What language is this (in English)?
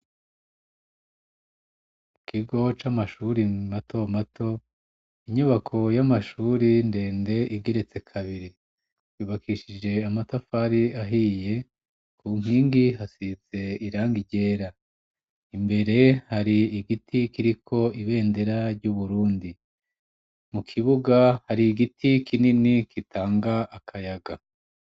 Rundi